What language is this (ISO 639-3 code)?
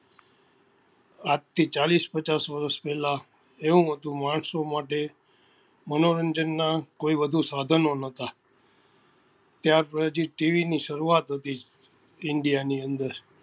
guj